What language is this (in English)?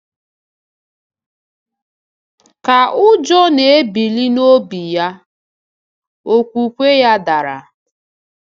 Igbo